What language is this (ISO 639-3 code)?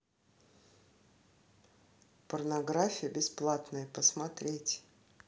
rus